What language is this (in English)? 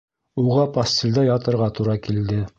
Bashkir